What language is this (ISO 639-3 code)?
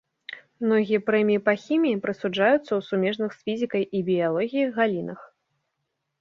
bel